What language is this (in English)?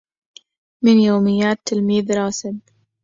Arabic